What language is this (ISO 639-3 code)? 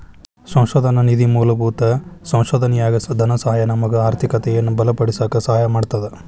kan